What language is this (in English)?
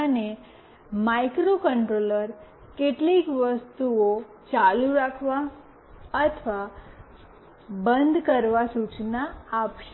Gujarati